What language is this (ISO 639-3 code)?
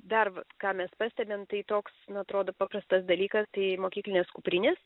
lit